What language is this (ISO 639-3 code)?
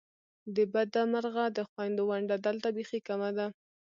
pus